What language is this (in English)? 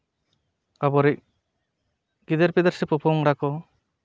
Santali